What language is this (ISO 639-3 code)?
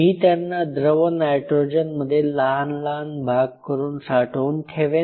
mar